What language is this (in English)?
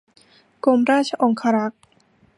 Thai